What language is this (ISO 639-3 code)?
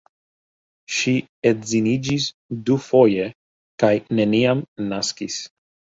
epo